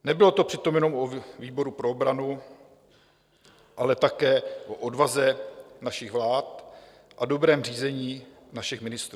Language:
Czech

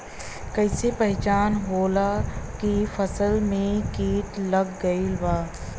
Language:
Bhojpuri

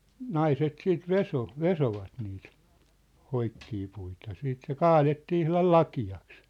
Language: Finnish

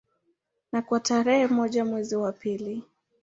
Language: Swahili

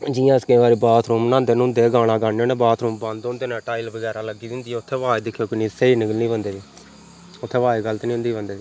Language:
Dogri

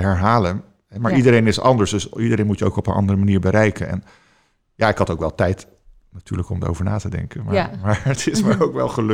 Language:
Dutch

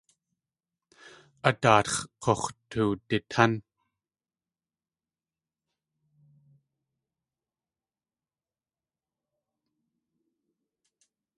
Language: Tlingit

